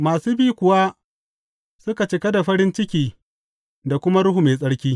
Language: Hausa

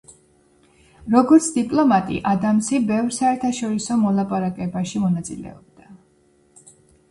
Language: Georgian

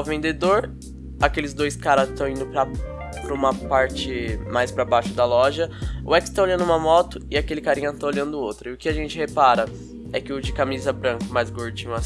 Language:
Portuguese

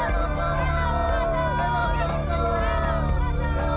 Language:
Indonesian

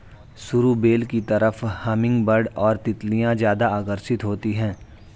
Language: Hindi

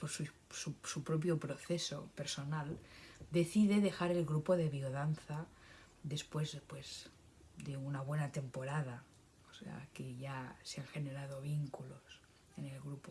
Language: Spanish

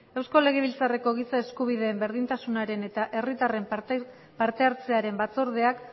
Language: Basque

